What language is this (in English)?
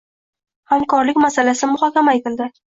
Uzbek